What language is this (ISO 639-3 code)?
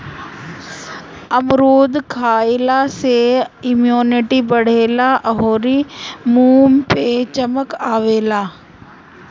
bho